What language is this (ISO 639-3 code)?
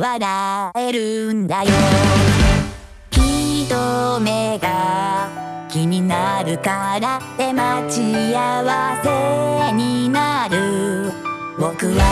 kor